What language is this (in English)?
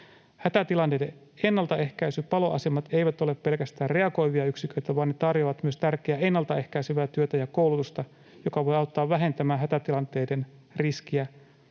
Finnish